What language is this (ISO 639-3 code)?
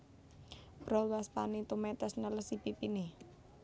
jav